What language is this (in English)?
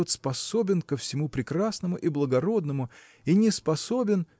Russian